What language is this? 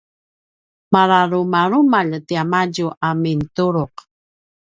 Paiwan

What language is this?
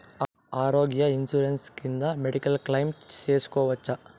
Telugu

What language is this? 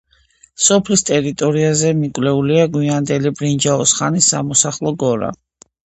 Georgian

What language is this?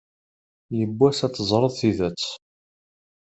Kabyle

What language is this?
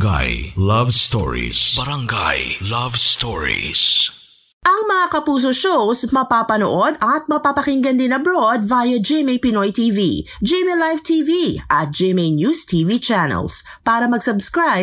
Filipino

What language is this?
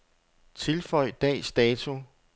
Danish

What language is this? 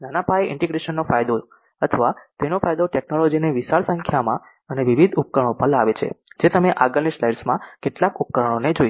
Gujarati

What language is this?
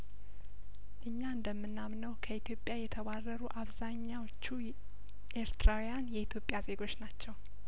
Amharic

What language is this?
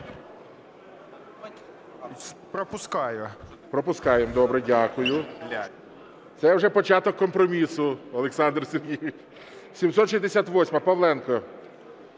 Ukrainian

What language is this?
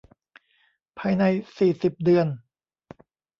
Thai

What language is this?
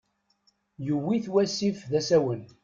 Kabyle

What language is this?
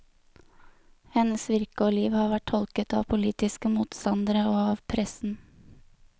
Norwegian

